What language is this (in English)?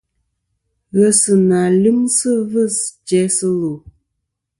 Kom